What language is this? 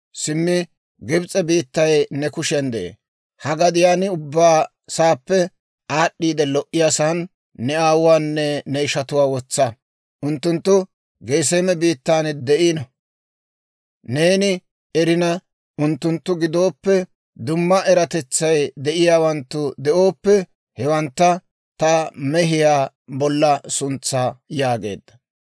Dawro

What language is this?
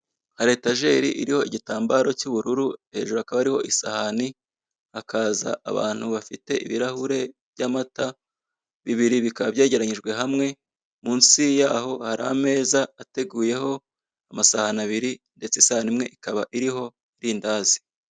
Kinyarwanda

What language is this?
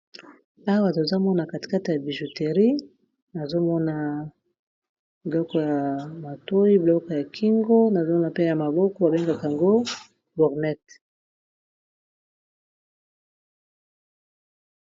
Lingala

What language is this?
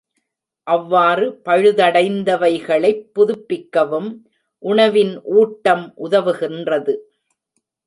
Tamil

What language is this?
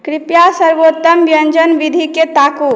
Maithili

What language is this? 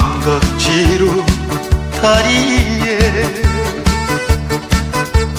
Korean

